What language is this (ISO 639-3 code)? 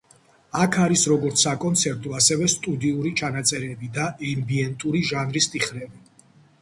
kat